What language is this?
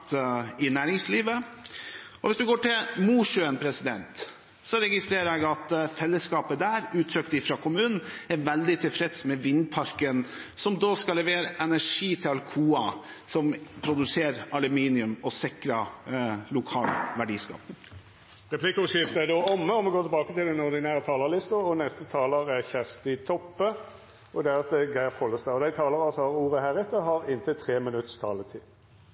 Norwegian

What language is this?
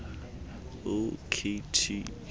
Xhosa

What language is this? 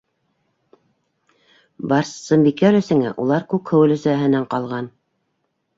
Bashkir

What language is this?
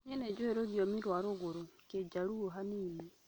Kikuyu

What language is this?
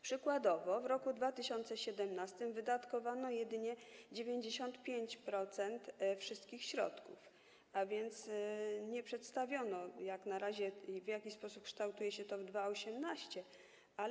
Polish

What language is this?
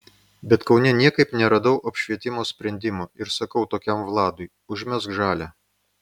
Lithuanian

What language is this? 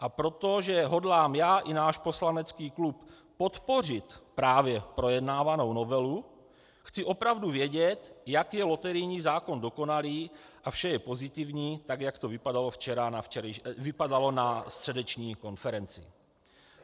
Czech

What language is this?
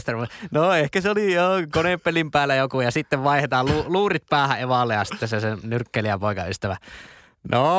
Finnish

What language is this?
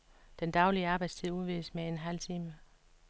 Danish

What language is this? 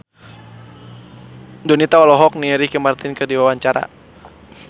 Sundanese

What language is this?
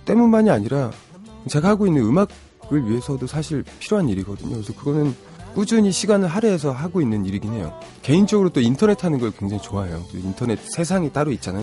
Korean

